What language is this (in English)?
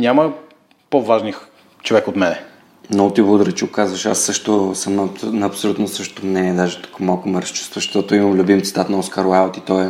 Bulgarian